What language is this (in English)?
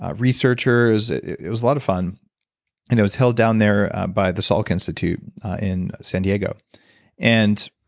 English